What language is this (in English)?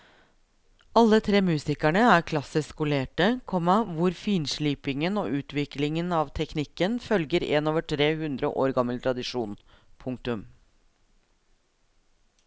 Norwegian